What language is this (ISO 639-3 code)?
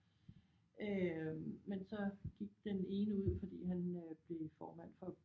dan